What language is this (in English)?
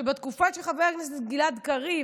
Hebrew